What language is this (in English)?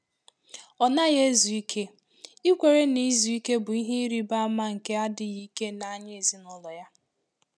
Igbo